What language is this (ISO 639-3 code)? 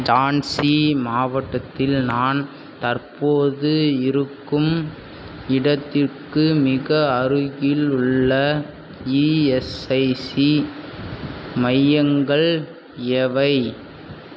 tam